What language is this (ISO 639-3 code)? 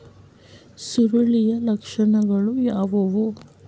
kan